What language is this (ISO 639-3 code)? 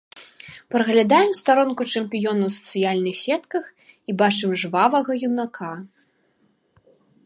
bel